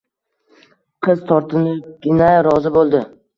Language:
Uzbek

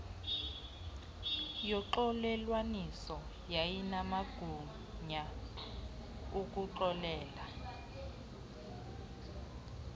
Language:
Xhosa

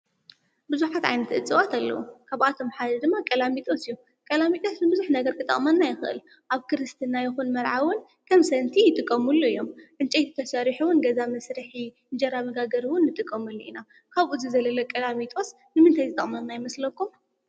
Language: Tigrinya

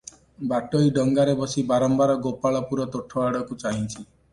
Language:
Odia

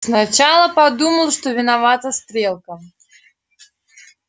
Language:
Russian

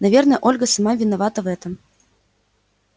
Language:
Russian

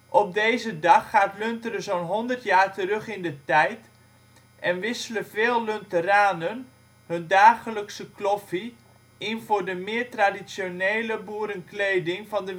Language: Dutch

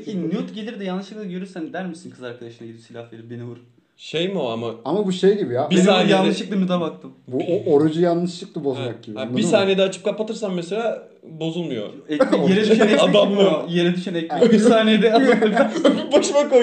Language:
Turkish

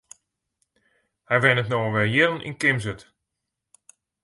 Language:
Western Frisian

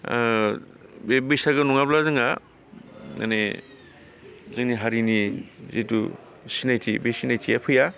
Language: Bodo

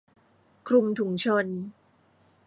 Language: Thai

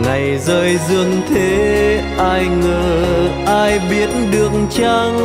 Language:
Vietnamese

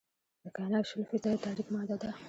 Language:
Pashto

